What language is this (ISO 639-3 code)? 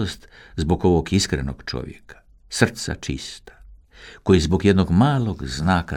hrv